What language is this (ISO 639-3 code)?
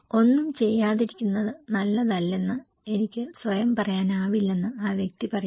mal